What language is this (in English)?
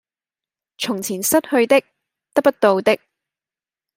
Cantonese